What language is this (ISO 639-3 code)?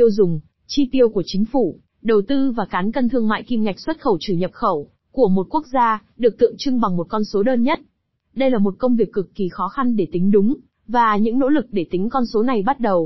vie